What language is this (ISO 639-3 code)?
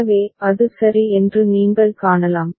tam